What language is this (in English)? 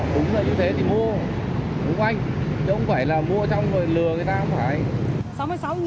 Vietnamese